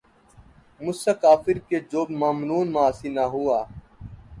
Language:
Urdu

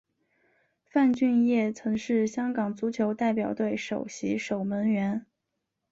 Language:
Chinese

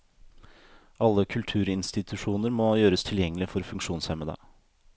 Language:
Norwegian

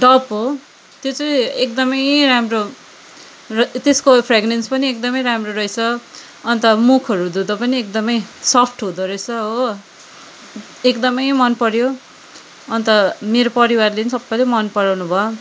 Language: Nepali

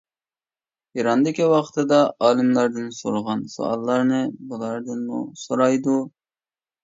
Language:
Uyghur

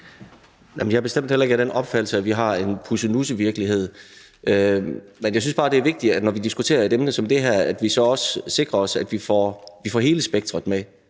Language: Danish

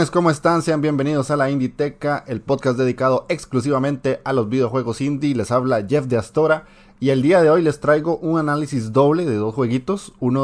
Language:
Spanish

